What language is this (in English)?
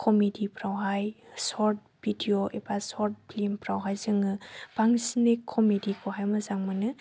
Bodo